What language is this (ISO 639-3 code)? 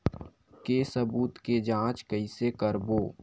hne